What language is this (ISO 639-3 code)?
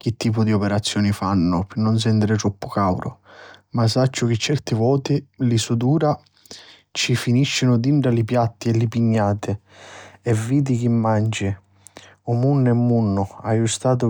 scn